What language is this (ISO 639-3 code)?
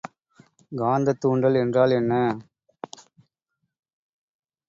tam